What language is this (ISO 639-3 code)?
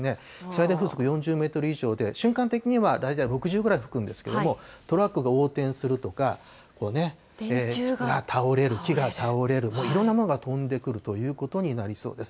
jpn